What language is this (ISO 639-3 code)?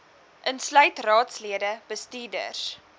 afr